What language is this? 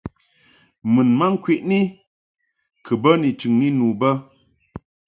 Mungaka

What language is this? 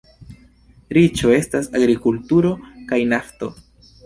Esperanto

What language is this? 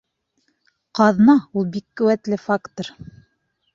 Bashkir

